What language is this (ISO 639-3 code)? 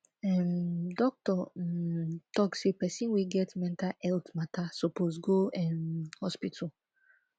pcm